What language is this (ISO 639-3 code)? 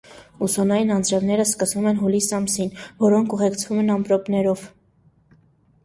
hye